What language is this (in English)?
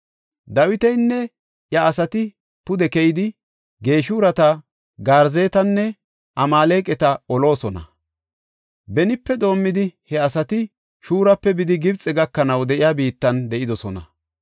Gofa